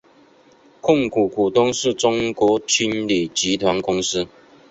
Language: Chinese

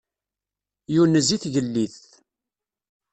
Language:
Kabyle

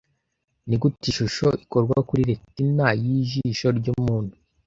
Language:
Kinyarwanda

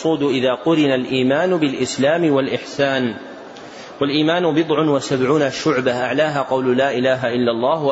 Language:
Arabic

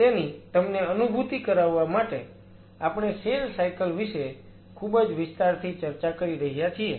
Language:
Gujarati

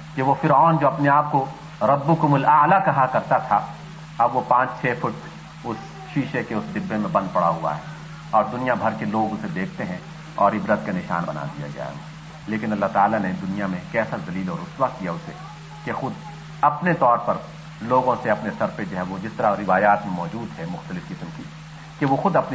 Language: Urdu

